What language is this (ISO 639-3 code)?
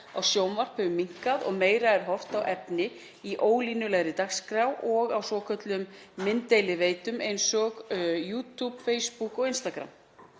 isl